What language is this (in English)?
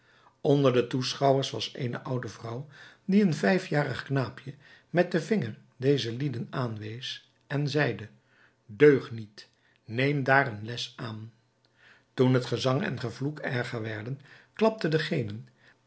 Dutch